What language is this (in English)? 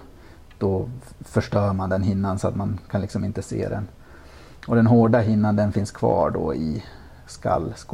Swedish